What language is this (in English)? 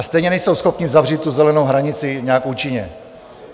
Czech